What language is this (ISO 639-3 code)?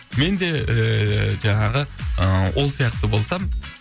kaz